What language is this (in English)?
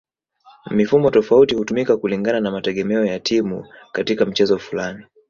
Swahili